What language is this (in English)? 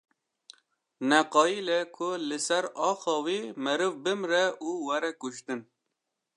Kurdish